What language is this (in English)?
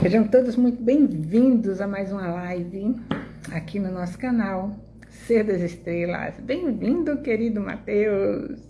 Portuguese